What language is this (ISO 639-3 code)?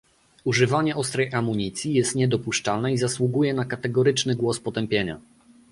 pol